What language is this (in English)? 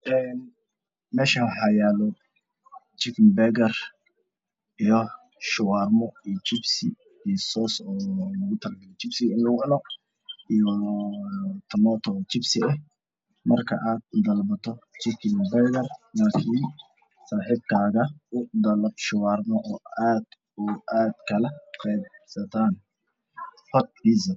Somali